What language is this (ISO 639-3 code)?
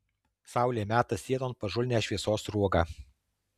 lit